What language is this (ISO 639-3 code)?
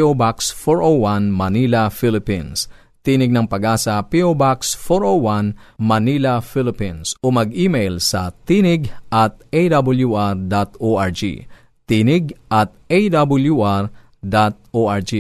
fil